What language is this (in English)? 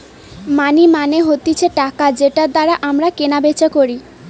Bangla